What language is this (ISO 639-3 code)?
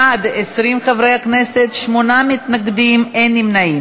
heb